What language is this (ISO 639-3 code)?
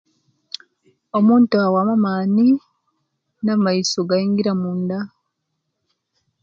lke